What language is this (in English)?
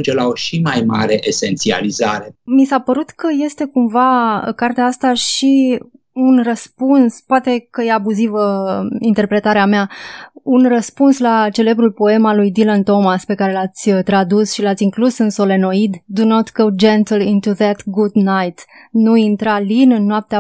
Romanian